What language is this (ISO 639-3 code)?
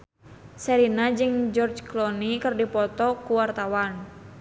sun